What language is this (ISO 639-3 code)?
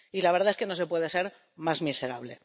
spa